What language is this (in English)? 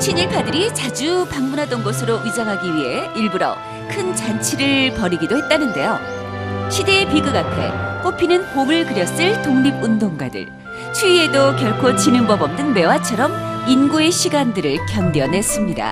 Korean